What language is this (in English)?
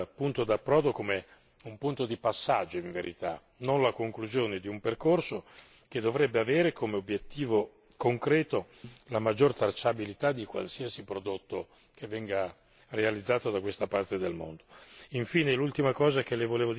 Italian